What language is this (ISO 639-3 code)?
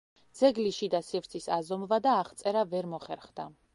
kat